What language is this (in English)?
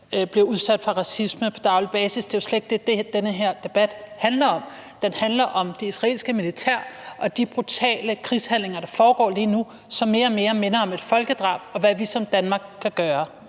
Danish